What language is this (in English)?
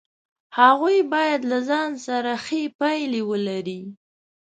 Pashto